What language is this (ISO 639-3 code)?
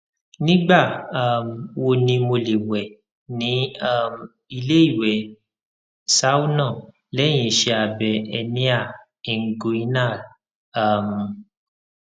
yor